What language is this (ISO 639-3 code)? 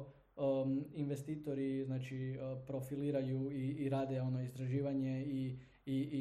hrv